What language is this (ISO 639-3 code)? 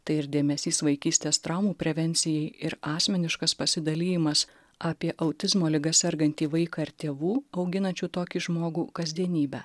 lit